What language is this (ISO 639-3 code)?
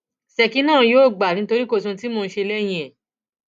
yor